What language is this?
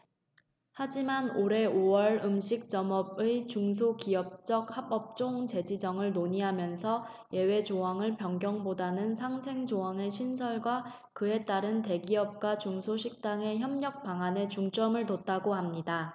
Korean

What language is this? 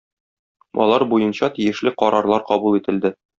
Tatar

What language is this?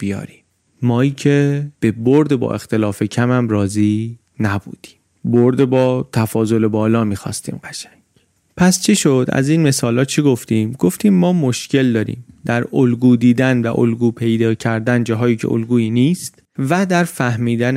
Persian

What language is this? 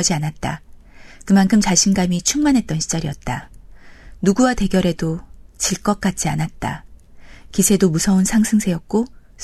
Korean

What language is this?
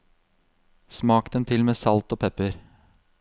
Norwegian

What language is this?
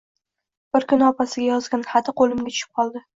Uzbek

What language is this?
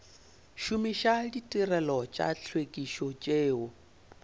Northern Sotho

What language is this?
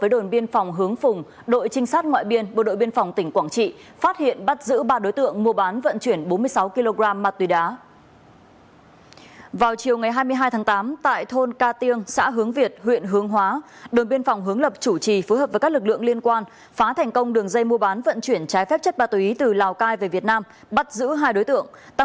Vietnamese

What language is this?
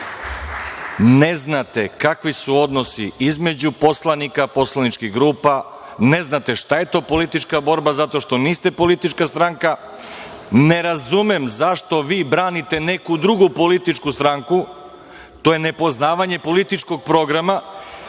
Serbian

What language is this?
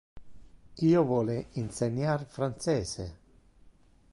Interlingua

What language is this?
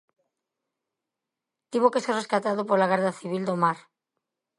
Galician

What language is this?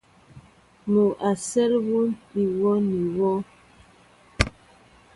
Mbo (Cameroon)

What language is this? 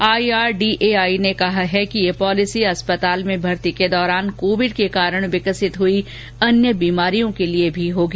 Hindi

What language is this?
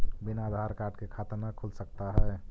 Magahi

